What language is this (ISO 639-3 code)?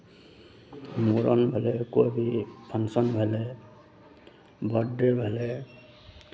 mai